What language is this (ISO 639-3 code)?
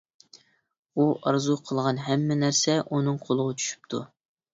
uig